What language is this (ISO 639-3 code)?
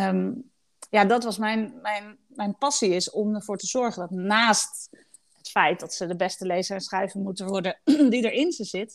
nld